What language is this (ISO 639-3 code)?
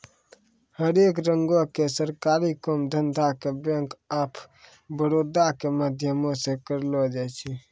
mai